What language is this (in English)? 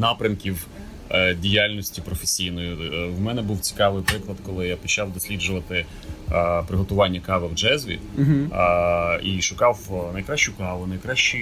Ukrainian